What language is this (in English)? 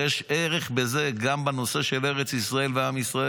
Hebrew